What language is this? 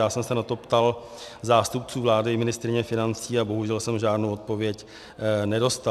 Czech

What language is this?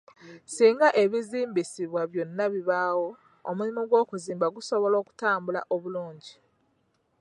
Ganda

